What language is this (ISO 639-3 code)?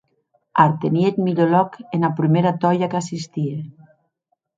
oci